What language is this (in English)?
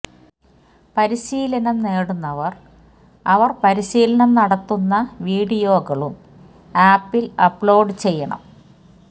Malayalam